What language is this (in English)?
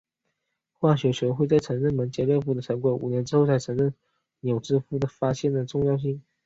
Chinese